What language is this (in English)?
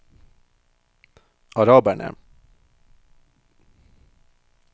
Norwegian